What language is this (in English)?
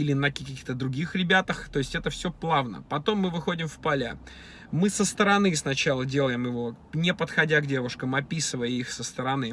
Russian